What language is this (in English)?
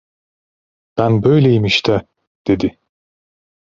Turkish